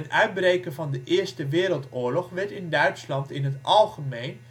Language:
Dutch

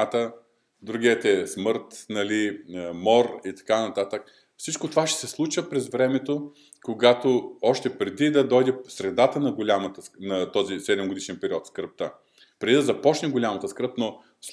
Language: Bulgarian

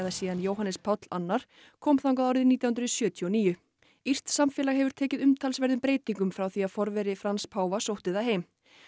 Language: Icelandic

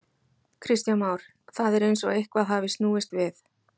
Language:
Icelandic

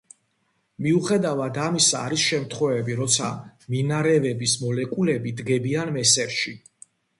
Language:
Georgian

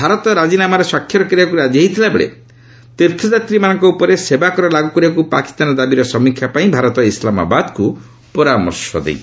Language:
Odia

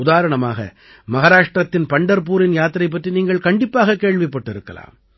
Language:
Tamil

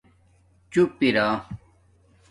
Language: Domaaki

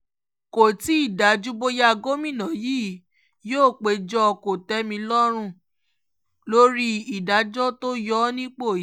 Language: Yoruba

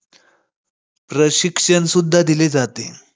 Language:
Marathi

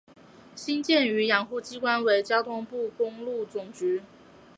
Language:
Chinese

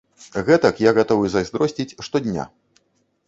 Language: Belarusian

